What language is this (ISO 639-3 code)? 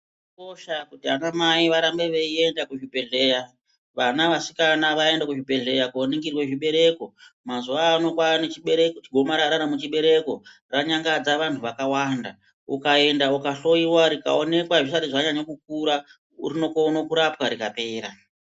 ndc